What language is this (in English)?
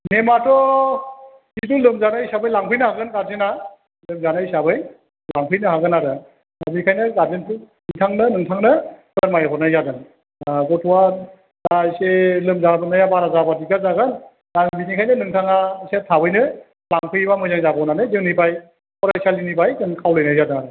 Bodo